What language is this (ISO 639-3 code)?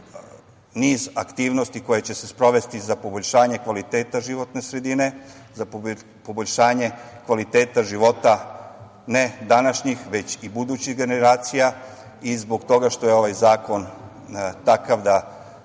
srp